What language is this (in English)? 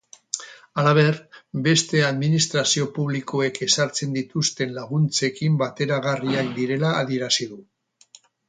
Basque